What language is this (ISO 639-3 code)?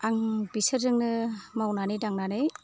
brx